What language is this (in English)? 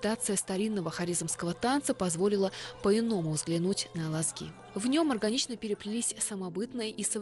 Russian